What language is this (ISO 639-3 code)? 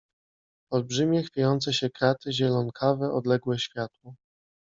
pol